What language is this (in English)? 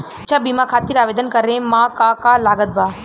Bhojpuri